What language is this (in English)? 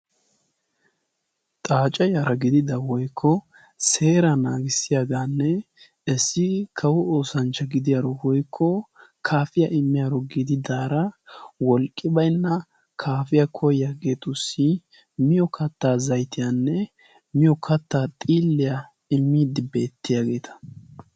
Wolaytta